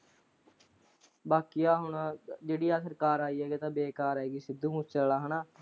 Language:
Punjabi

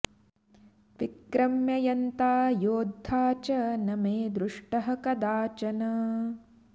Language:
Sanskrit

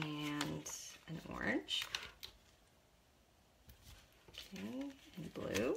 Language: English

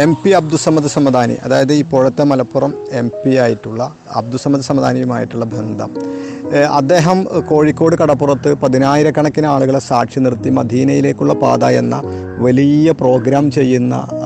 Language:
Malayalam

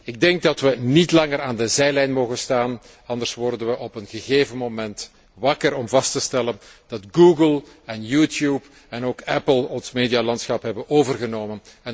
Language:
Dutch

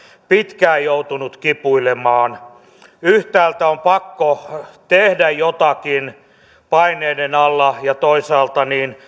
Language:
Finnish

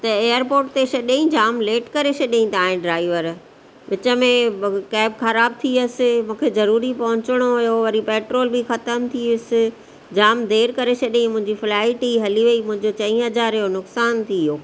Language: Sindhi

